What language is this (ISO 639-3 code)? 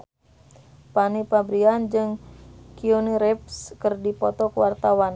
sun